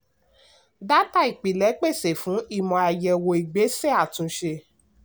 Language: Yoruba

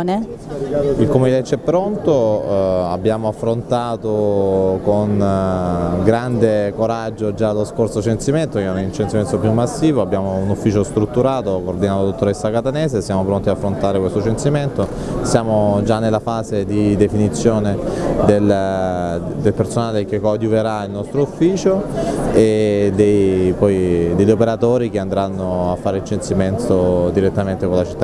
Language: Italian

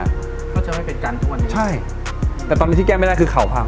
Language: Thai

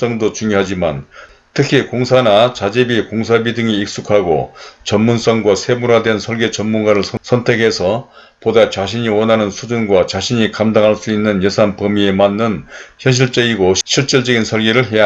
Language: Korean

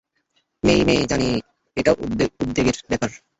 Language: Bangla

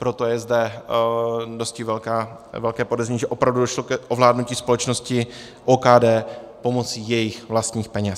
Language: Czech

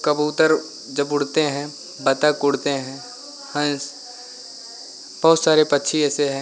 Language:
Hindi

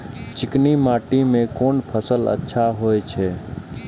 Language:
Maithili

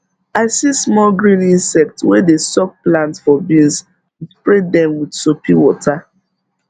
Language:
Nigerian Pidgin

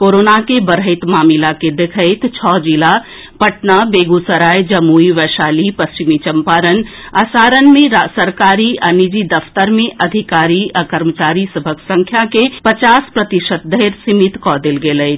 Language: Maithili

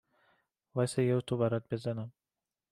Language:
Persian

